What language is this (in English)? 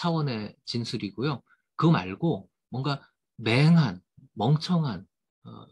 Korean